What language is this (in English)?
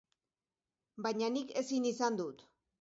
Basque